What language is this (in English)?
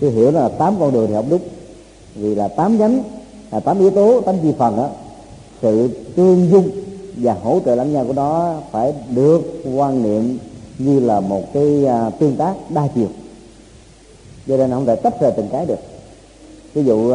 Vietnamese